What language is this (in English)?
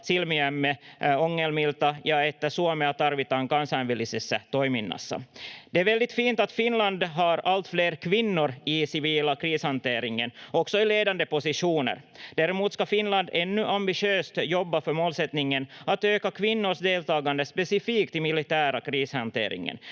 Finnish